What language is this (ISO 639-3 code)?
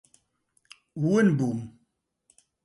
ckb